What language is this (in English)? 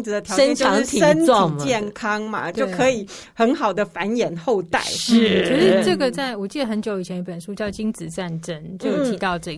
Chinese